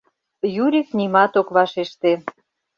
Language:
Mari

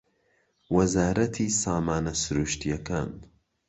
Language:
Central Kurdish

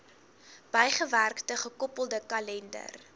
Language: Afrikaans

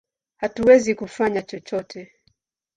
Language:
Swahili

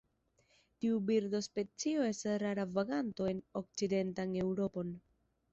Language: Esperanto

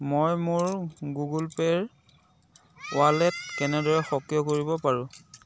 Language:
Assamese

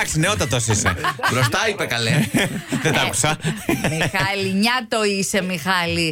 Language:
Greek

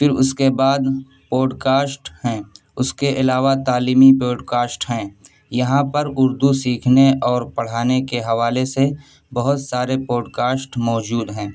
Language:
Urdu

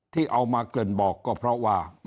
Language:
Thai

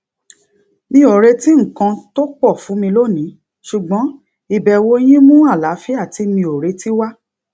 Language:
Yoruba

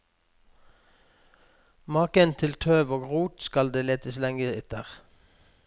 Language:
Norwegian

